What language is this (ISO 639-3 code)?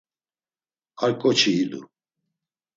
lzz